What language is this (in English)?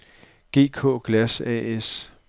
Danish